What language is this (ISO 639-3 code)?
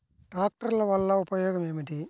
tel